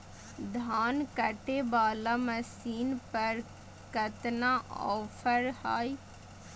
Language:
Magahi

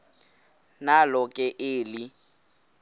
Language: Xhosa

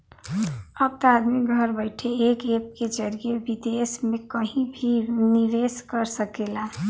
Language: Bhojpuri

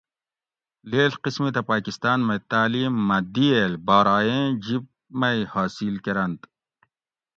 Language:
Gawri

